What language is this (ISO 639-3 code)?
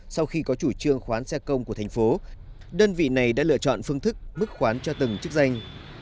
vie